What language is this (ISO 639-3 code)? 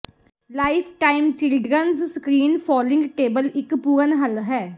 pan